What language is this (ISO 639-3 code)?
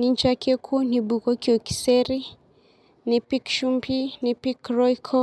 mas